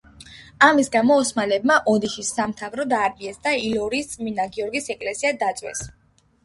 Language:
Georgian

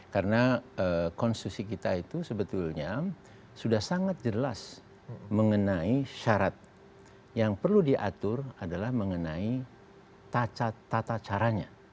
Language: Indonesian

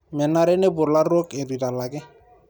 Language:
Masai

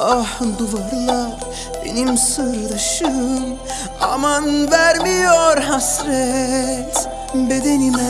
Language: Turkish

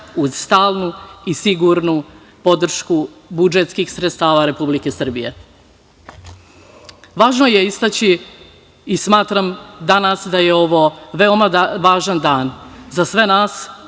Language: Serbian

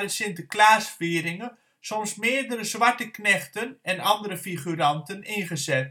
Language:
Dutch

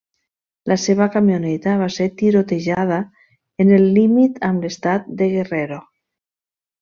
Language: Catalan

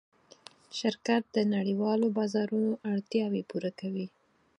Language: Pashto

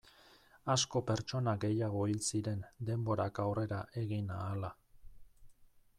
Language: Basque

